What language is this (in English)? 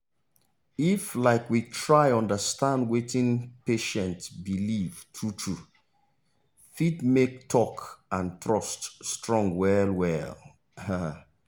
Nigerian Pidgin